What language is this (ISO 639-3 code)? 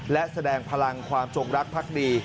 tha